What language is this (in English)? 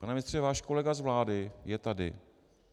Czech